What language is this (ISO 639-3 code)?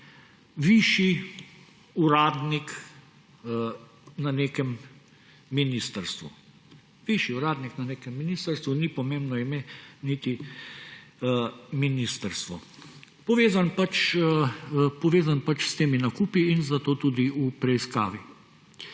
slv